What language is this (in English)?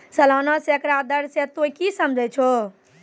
Maithili